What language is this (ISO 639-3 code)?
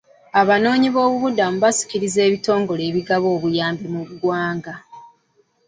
lug